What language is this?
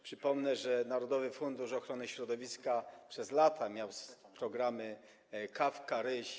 Polish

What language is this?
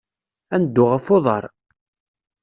Kabyle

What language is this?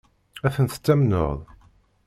Kabyle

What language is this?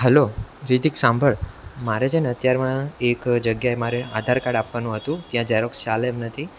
Gujarati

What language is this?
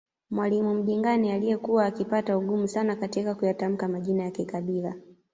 Swahili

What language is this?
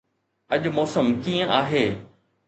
Sindhi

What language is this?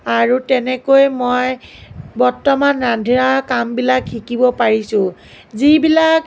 Assamese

